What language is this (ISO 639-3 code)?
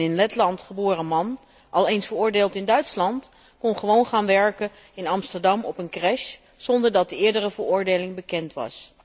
nld